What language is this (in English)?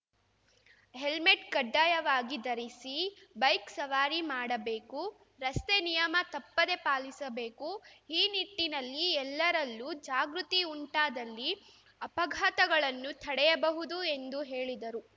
Kannada